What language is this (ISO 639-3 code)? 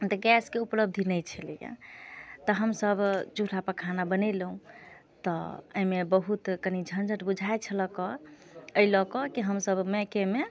mai